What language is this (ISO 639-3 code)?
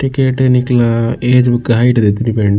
tcy